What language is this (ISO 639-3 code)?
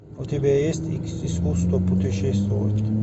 rus